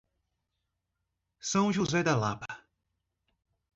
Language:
Portuguese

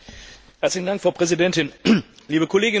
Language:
German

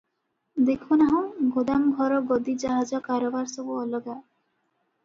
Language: Odia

